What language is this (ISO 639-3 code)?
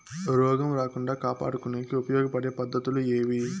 tel